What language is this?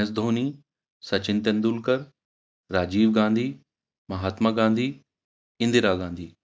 Urdu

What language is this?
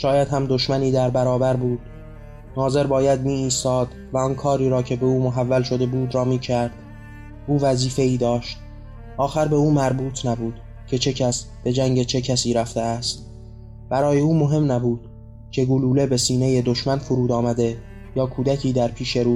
Persian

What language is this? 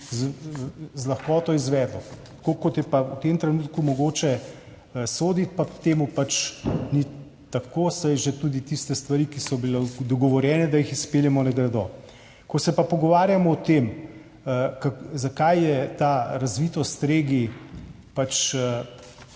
Slovenian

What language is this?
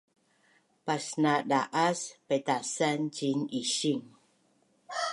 Bunun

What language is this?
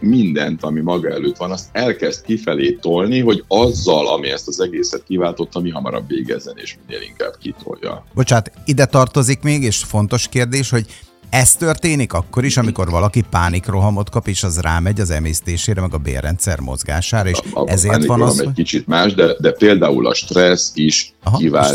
Hungarian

